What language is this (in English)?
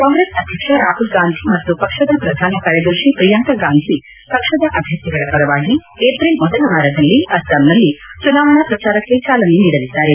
Kannada